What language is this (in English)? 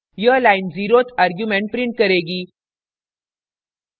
Hindi